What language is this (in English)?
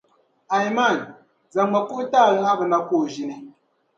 Dagbani